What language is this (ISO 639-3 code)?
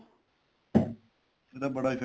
pan